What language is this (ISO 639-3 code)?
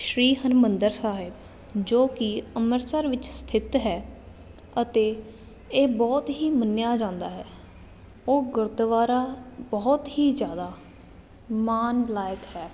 pan